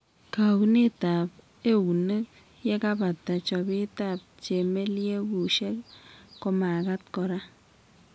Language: Kalenjin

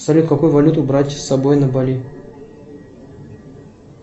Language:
Russian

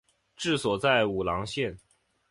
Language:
Chinese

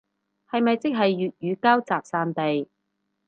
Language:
Cantonese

